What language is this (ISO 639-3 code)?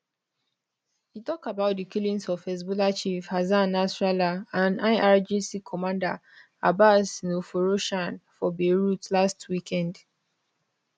pcm